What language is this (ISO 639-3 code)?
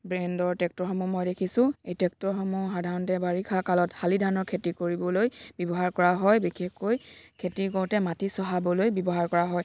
asm